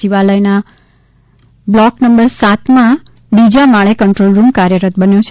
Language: Gujarati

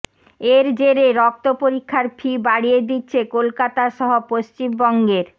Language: Bangla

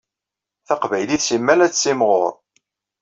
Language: Kabyle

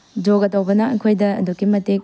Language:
Manipuri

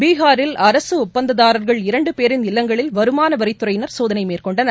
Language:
Tamil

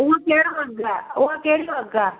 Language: Sindhi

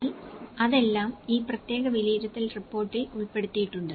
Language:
Malayalam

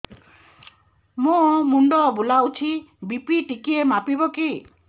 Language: Odia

